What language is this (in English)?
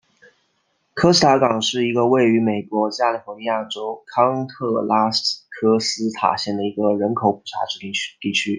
Chinese